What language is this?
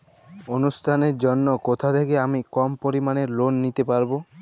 Bangla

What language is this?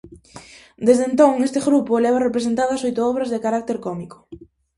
Galician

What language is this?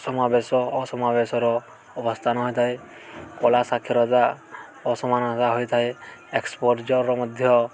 Odia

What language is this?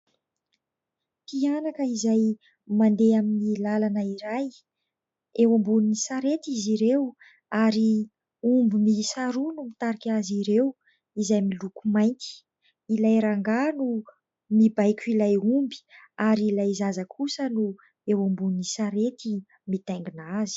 Malagasy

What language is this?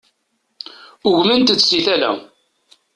Kabyle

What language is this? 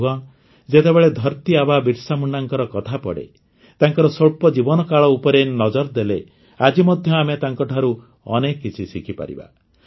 Odia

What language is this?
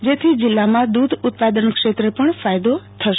Gujarati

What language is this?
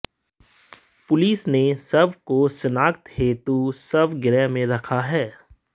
Hindi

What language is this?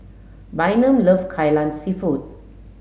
English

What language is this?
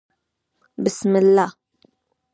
Pashto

